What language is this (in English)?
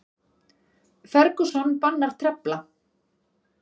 Icelandic